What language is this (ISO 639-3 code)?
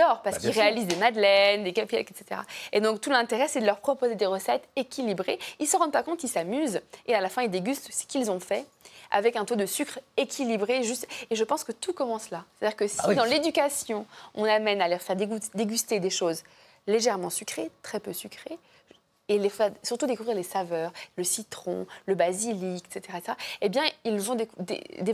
fra